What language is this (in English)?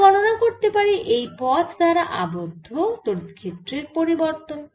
Bangla